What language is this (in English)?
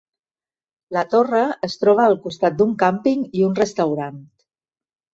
Catalan